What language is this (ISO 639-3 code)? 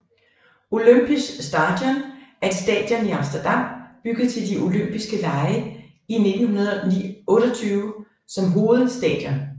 dan